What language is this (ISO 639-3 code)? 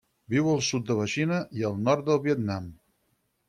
cat